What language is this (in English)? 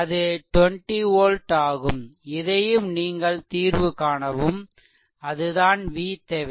Tamil